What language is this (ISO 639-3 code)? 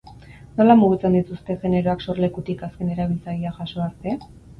eus